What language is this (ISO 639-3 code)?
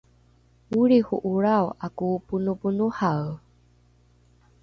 dru